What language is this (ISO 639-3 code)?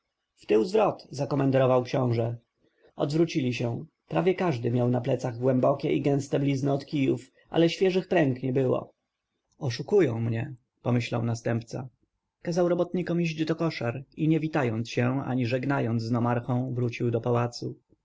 pol